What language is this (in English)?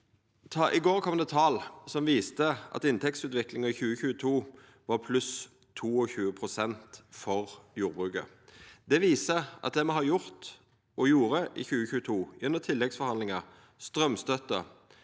Norwegian